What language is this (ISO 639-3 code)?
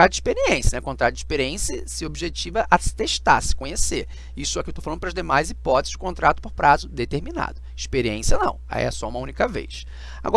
por